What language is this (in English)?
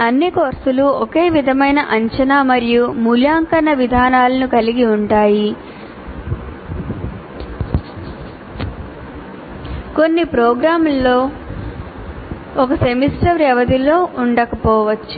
Telugu